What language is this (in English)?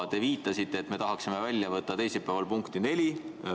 Estonian